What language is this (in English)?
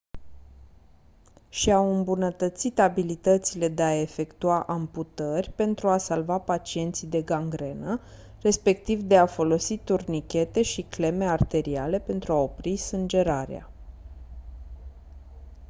Romanian